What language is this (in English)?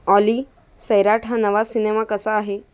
Marathi